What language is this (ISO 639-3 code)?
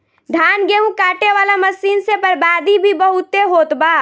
bho